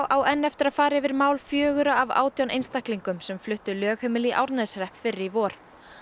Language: Icelandic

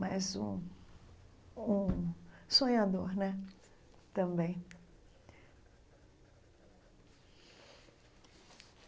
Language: Portuguese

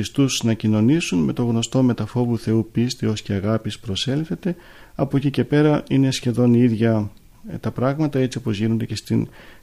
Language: Greek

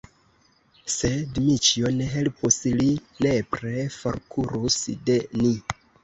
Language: Esperanto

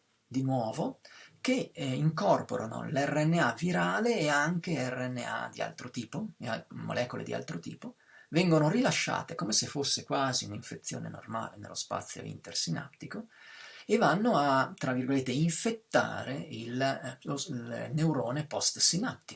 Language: Italian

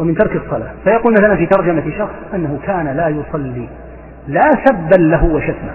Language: Arabic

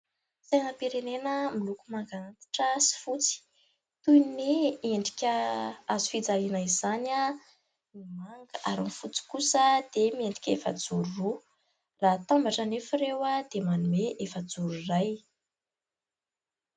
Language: Malagasy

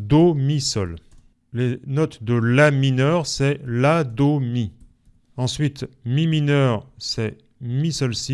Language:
French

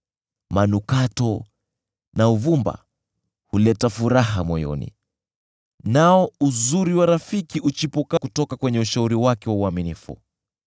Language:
Swahili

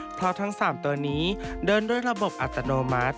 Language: Thai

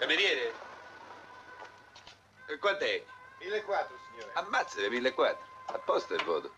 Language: Italian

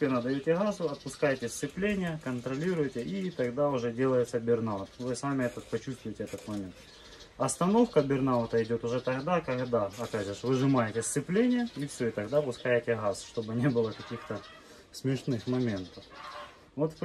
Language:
Russian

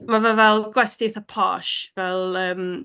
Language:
Welsh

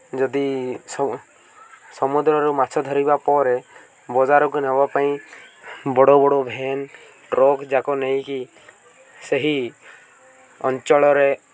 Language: Odia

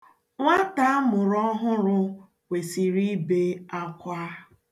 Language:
Igbo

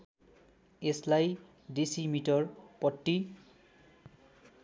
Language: Nepali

